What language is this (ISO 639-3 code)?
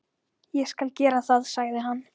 isl